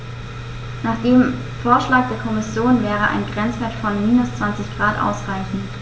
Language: German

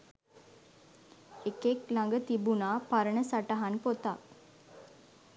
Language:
Sinhala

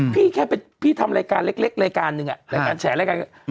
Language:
Thai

